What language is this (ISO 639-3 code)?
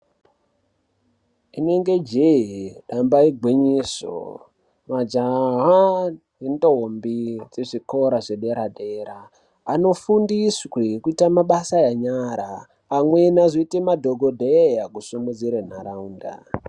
ndc